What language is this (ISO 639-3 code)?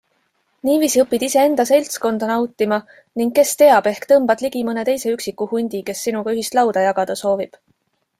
est